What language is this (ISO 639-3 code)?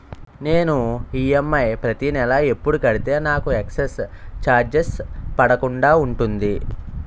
tel